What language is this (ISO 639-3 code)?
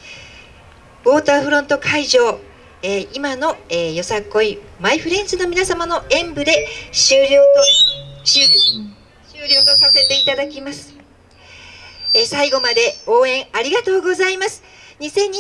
jpn